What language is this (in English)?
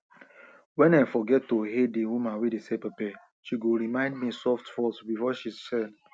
Nigerian Pidgin